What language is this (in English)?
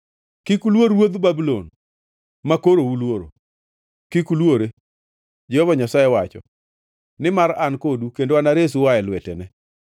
Luo (Kenya and Tanzania)